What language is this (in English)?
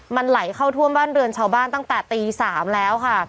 Thai